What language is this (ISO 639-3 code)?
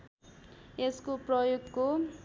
nep